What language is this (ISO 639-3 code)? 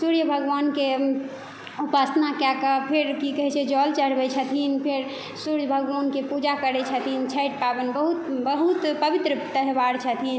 mai